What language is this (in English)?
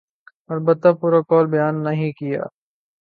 Urdu